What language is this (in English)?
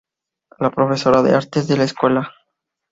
Spanish